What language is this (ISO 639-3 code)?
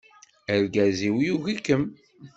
kab